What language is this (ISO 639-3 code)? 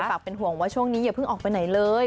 tha